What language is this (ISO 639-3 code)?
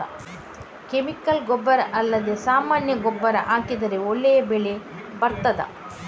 kan